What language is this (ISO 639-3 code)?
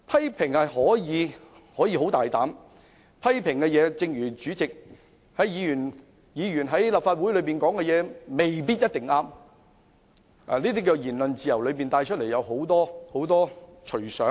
yue